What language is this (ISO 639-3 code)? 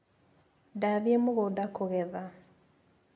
kik